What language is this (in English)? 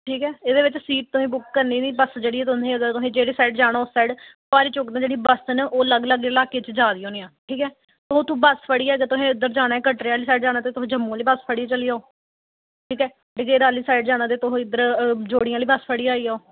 Dogri